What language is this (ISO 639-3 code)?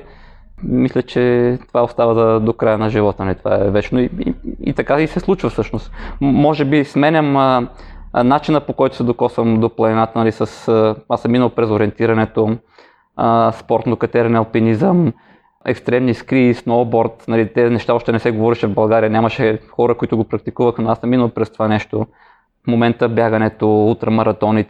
bul